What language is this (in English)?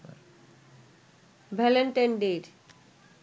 Bangla